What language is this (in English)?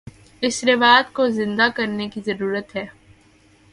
Urdu